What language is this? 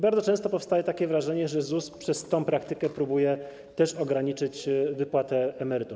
Polish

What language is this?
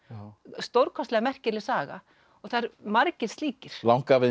Icelandic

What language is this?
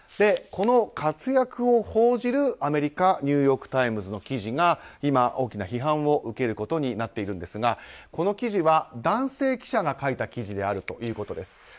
Japanese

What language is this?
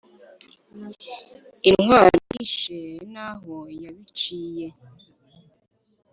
Kinyarwanda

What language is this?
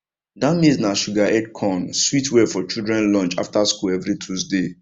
Nigerian Pidgin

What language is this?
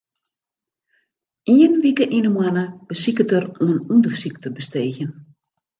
Western Frisian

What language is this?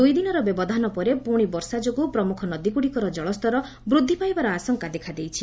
Odia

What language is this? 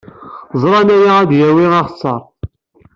Kabyle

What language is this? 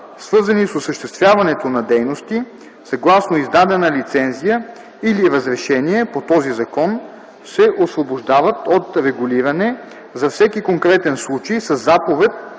Bulgarian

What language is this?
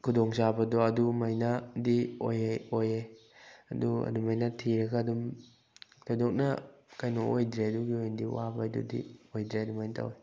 Manipuri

